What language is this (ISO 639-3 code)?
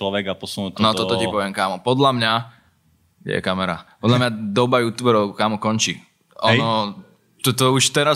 slk